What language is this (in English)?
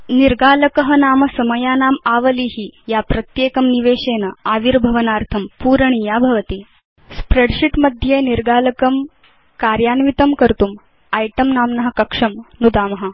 Sanskrit